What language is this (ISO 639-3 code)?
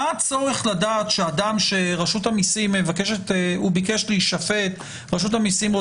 heb